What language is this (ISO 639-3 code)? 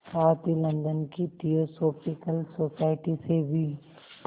hin